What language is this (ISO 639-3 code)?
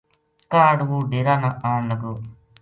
gju